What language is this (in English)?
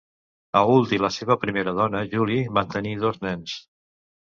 Catalan